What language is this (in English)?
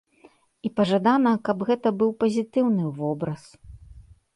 Belarusian